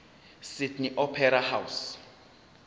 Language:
Zulu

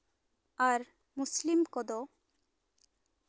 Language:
Santali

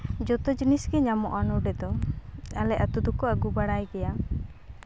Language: Santali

